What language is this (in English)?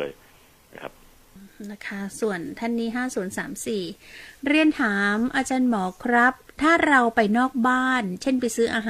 Thai